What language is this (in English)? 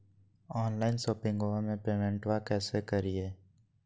Magahi